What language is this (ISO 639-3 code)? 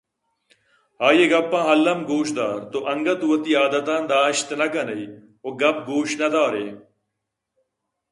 bgp